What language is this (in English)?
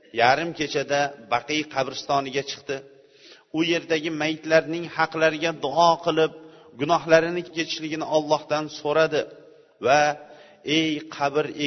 Bulgarian